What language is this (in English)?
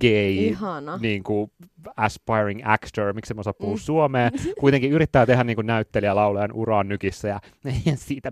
Finnish